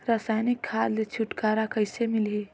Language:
Chhattisgarhi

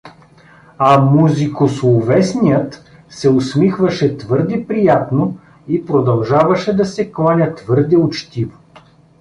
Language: Bulgarian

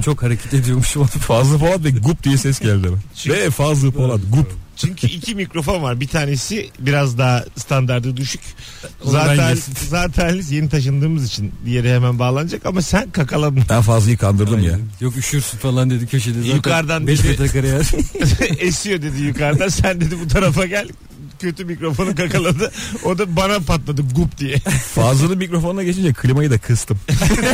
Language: Turkish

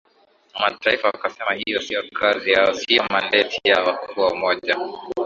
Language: Swahili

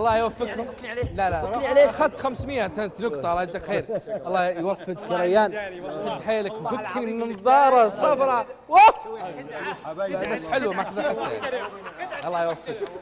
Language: Arabic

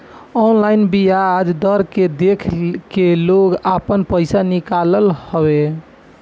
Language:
Bhojpuri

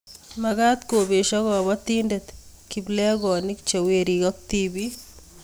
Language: Kalenjin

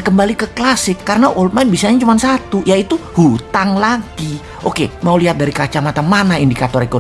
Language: Indonesian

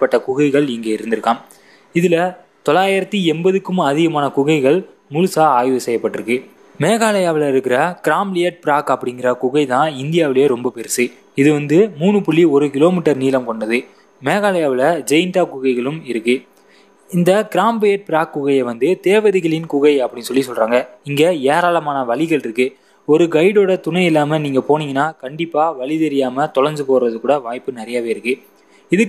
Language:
Thai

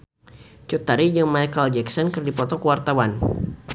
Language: Sundanese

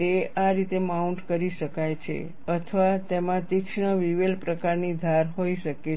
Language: Gujarati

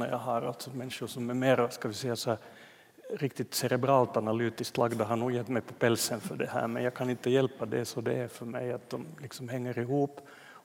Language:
Swedish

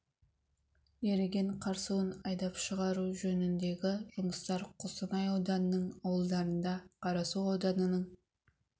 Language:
Kazakh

